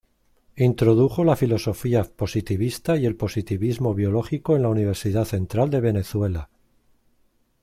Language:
Spanish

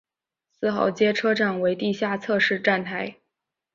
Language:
Chinese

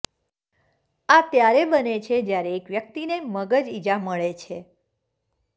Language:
Gujarati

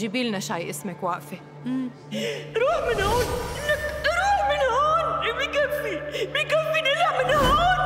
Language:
Arabic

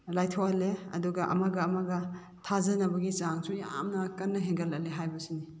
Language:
Manipuri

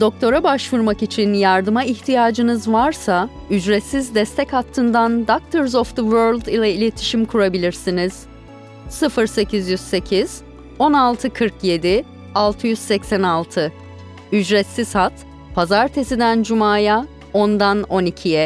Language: Turkish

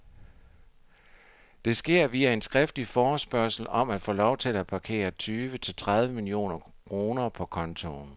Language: Danish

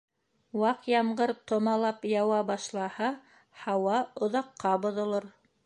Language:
Bashkir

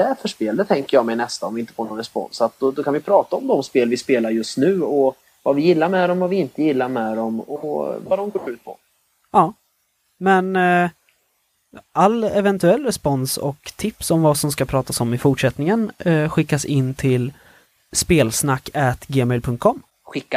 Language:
Swedish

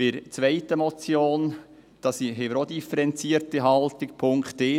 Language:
Swiss German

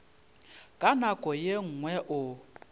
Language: Northern Sotho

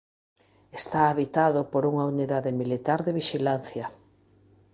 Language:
Galician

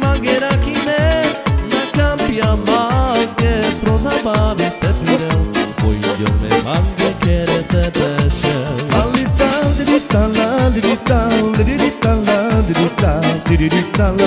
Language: Romanian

